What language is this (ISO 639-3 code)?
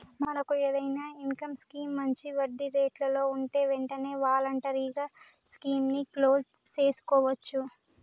tel